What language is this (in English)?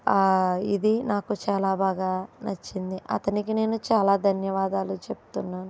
Telugu